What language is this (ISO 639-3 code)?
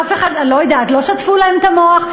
heb